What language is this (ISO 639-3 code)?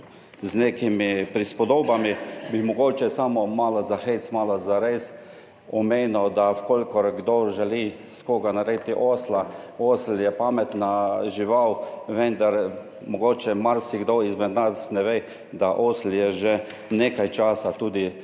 slv